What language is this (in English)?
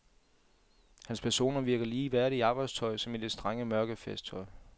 Danish